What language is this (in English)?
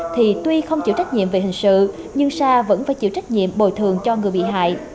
Vietnamese